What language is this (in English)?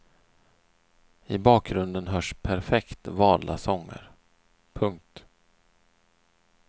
Swedish